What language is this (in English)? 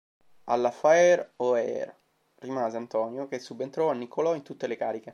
Italian